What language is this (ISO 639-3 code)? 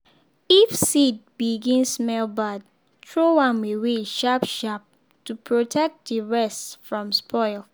pcm